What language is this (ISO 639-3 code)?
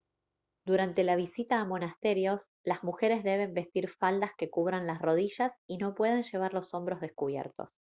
spa